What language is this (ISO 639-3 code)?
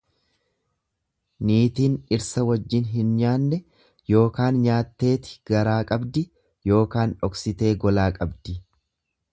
orm